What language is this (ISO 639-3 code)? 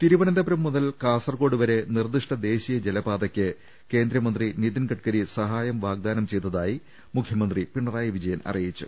mal